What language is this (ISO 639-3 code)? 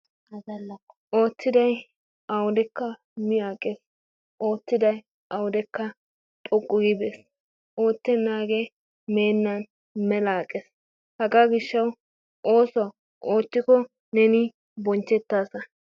wal